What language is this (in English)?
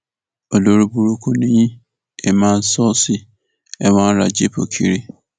Yoruba